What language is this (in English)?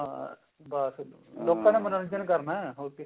Punjabi